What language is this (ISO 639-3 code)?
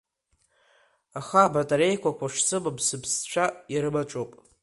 abk